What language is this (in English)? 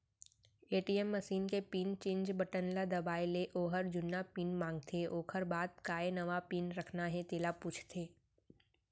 Chhattisgarhi